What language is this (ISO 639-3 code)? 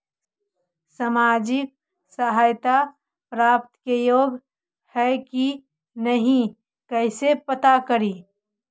mag